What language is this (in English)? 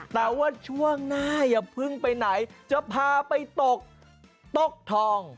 Thai